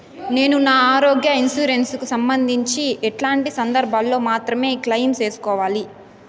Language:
Telugu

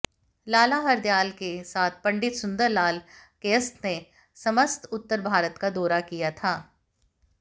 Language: Hindi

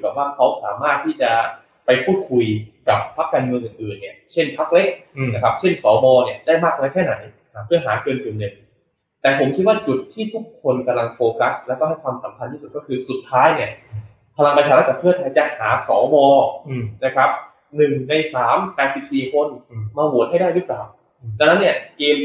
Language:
Thai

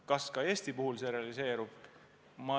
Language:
Estonian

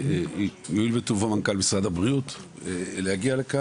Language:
Hebrew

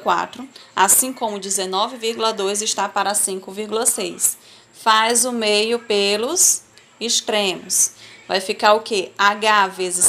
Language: Portuguese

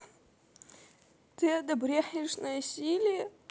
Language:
Russian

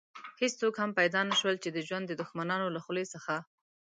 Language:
Pashto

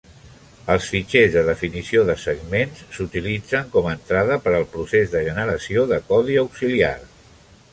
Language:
Catalan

